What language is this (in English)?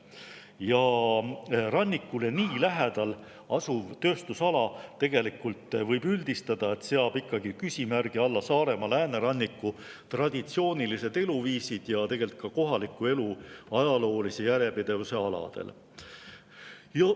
Estonian